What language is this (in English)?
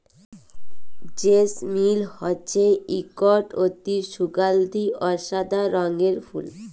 Bangla